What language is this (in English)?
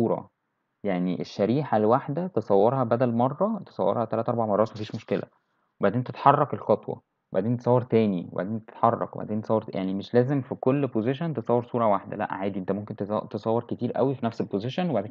Arabic